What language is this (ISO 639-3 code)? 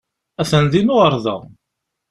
kab